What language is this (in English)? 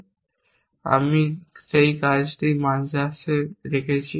Bangla